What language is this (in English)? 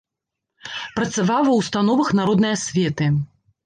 Belarusian